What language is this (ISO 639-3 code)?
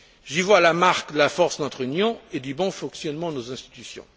fra